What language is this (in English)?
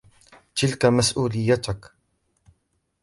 Arabic